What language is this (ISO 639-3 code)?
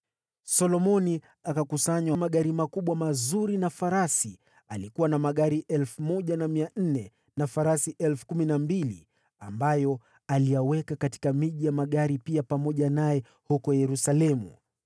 swa